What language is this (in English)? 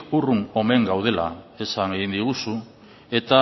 Basque